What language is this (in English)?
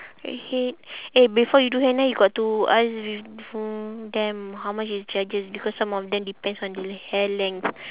English